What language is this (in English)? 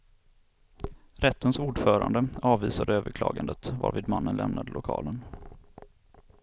Swedish